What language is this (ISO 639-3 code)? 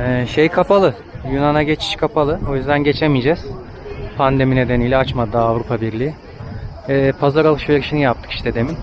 tur